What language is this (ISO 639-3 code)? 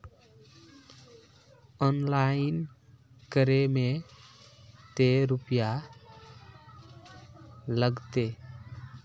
mag